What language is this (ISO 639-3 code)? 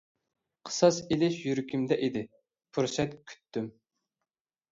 uig